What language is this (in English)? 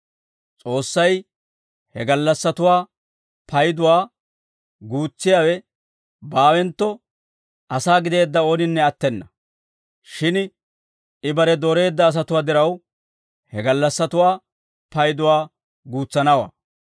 Dawro